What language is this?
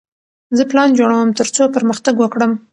Pashto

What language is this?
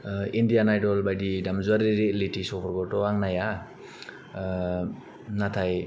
Bodo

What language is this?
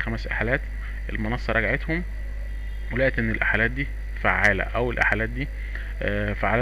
Arabic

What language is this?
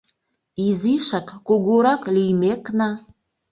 Mari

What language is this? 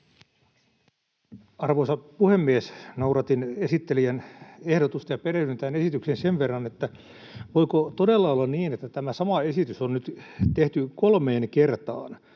Finnish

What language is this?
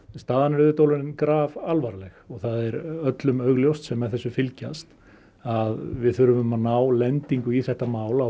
Icelandic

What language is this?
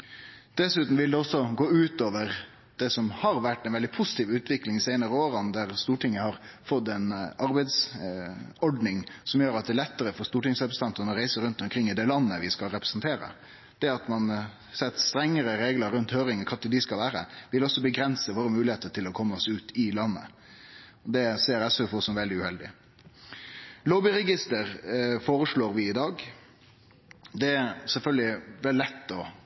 Norwegian Nynorsk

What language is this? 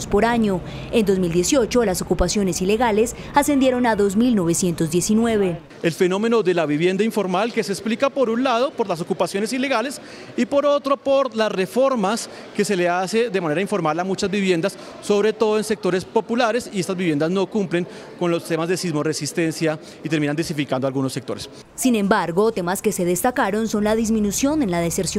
Spanish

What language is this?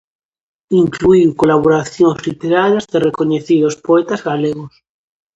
Galician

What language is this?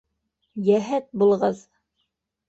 Bashkir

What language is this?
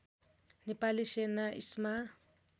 Nepali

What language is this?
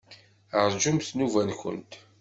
Kabyle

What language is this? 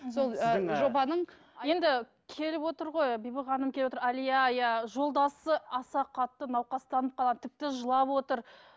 Kazakh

